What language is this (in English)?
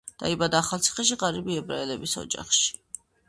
Georgian